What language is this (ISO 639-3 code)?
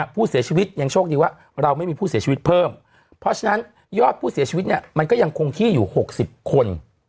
tha